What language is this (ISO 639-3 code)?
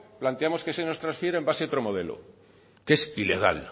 spa